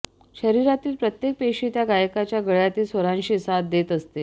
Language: Marathi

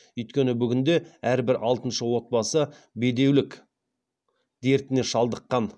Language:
Kazakh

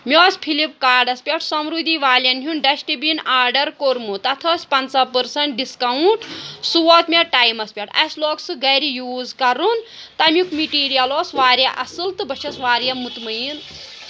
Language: Kashmiri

